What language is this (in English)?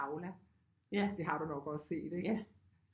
Danish